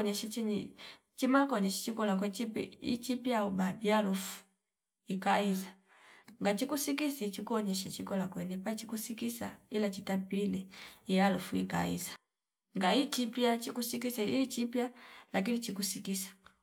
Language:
Fipa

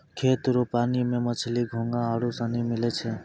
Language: Maithili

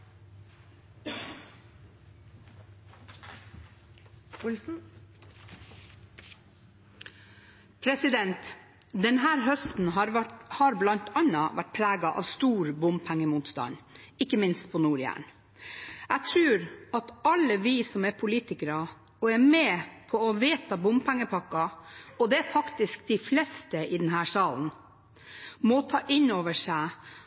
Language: Norwegian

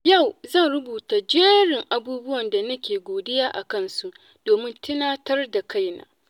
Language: Hausa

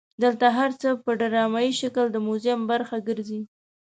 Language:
Pashto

